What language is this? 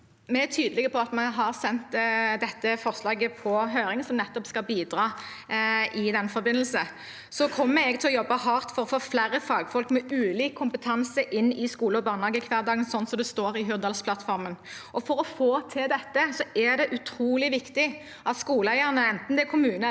Norwegian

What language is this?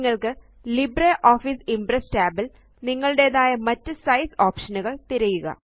Malayalam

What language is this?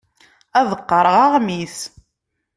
Kabyle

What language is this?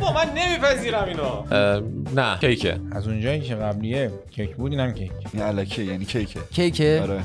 Persian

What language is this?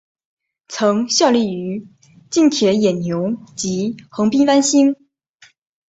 Chinese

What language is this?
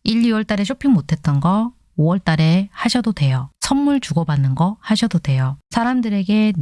Korean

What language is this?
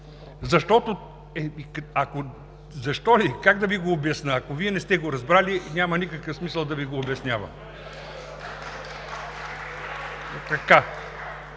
Bulgarian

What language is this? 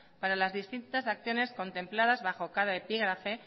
Spanish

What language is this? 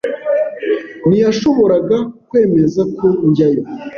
Kinyarwanda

